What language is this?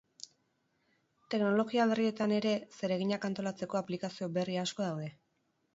Basque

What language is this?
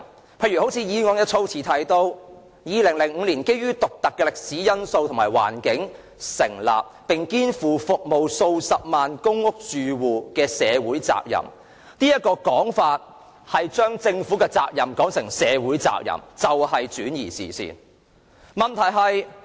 Cantonese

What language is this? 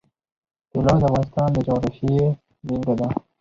Pashto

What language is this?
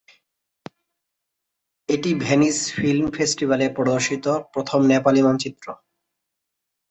Bangla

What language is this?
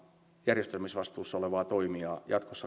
Finnish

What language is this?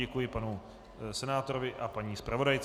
Czech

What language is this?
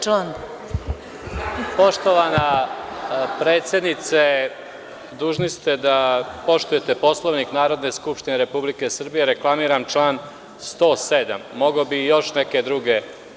Serbian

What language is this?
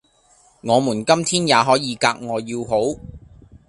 Cantonese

